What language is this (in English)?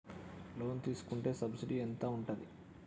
Telugu